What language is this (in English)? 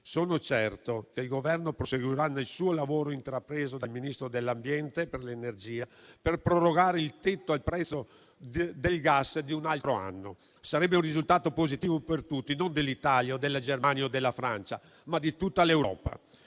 Italian